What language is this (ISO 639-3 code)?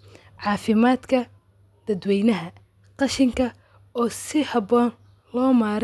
som